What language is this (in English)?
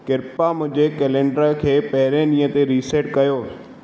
Sindhi